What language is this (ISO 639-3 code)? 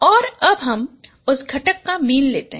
hin